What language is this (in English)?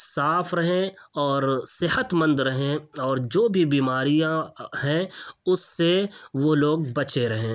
Urdu